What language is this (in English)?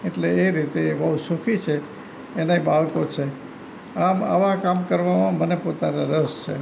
Gujarati